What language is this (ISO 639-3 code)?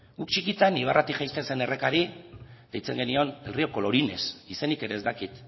eus